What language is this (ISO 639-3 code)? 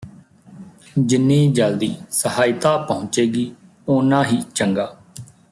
pan